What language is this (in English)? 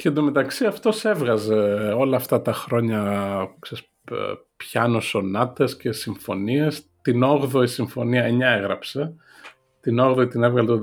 Greek